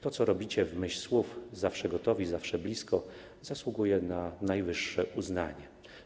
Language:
Polish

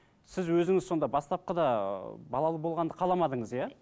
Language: Kazakh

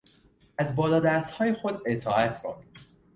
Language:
Persian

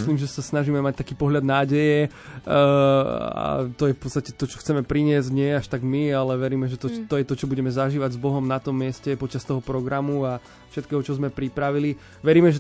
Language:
Slovak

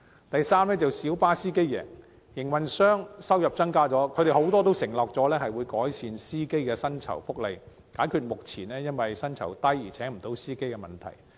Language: Cantonese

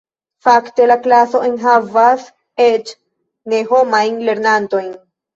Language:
Esperanto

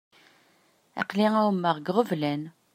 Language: Kabyle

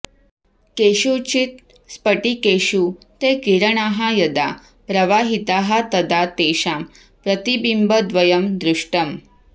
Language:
Sanskrit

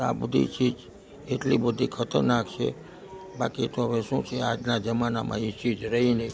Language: Gujarati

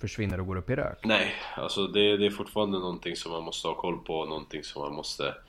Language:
Swedish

